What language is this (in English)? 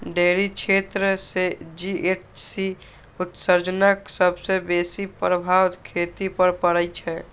Maithili